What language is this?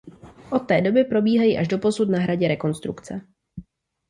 Czech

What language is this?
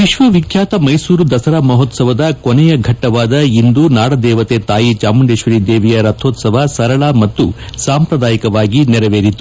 Kannada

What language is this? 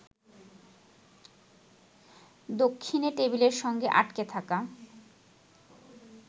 Bangla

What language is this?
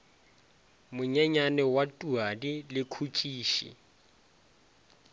Northern Sotho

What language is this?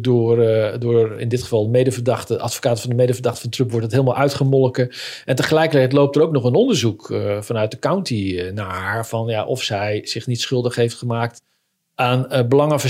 Dutch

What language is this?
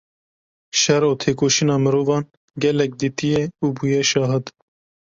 Kurdish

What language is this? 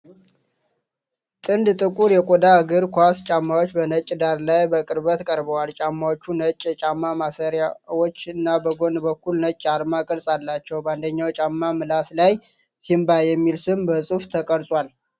Amharic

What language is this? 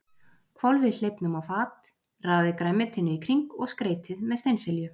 Icelandic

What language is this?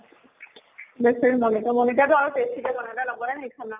Assamese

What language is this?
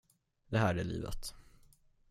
Swedish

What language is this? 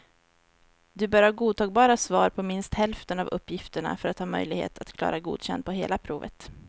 Swedish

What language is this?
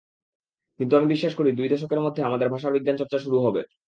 Bangla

